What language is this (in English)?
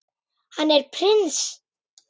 Icelandic